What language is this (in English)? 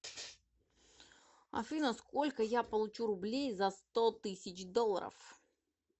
Russian